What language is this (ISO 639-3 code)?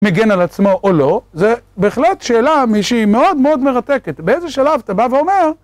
heb